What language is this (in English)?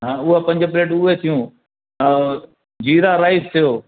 Sindhi